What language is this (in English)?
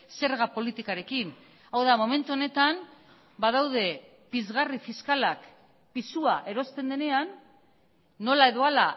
Basque